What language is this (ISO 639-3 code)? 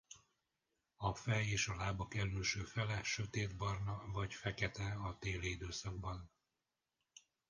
hun